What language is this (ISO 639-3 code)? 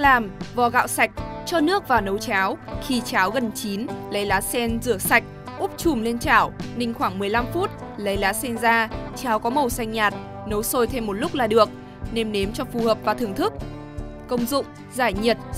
vie